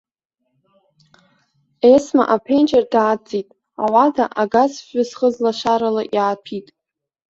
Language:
Abkhazian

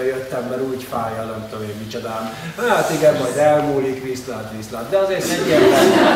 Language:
Hungarian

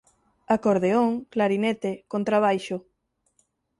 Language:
Galician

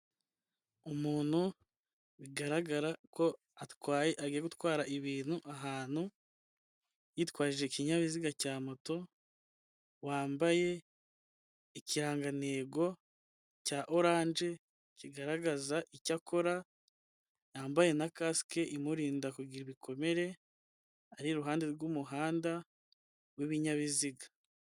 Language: Kinyarwanda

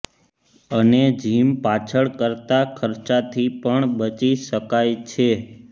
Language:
Gujarati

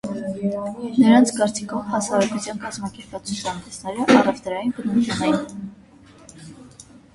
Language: Armenian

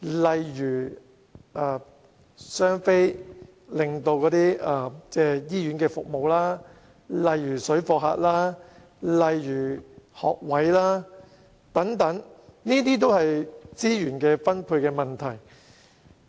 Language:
Cantonese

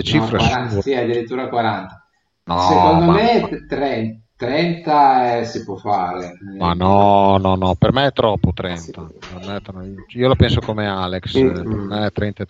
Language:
Italian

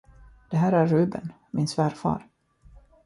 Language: Swedish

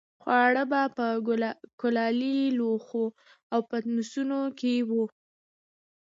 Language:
Pashto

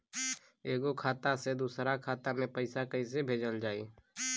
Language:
Bhojpuri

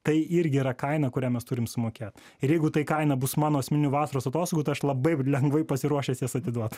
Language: Lithuanian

